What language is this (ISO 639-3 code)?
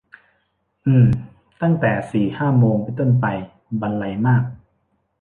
tha